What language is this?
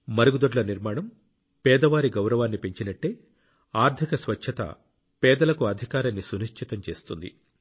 Telugu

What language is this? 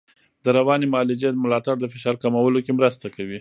Pashto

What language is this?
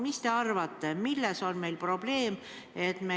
Estonian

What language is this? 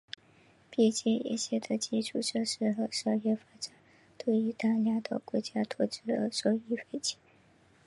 Chinese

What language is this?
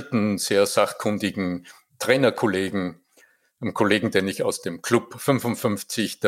German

